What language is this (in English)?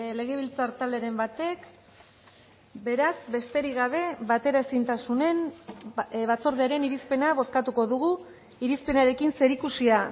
Basque